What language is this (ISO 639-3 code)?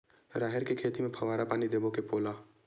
hne